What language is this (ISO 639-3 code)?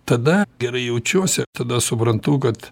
lit